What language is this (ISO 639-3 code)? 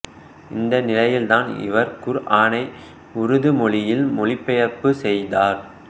tam